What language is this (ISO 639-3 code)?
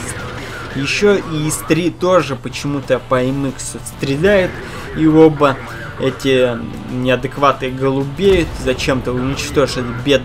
rus